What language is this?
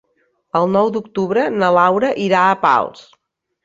Catalan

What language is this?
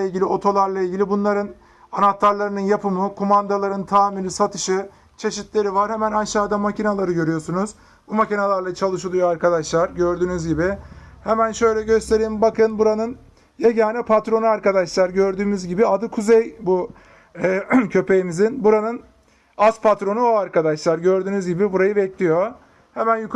Turkish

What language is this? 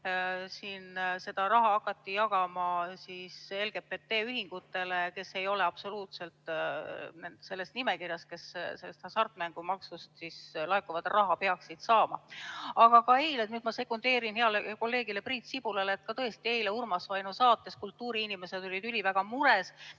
Estonian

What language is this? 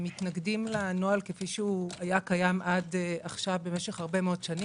Hebrew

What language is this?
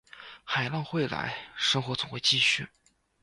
Chinese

